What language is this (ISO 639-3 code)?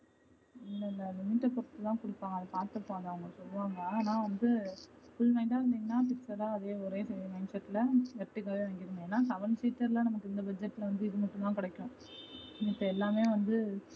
tam